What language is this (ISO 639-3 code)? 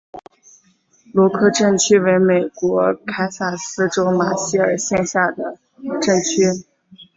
zho